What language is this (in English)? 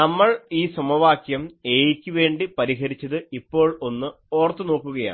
Malayalam